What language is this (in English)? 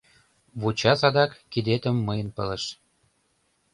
Mari